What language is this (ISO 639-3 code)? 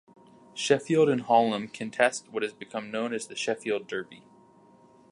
eng